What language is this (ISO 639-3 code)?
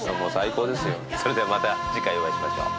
jpn